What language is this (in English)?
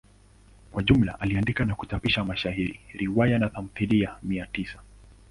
Swahili